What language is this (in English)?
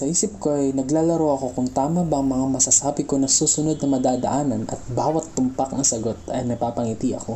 Filipino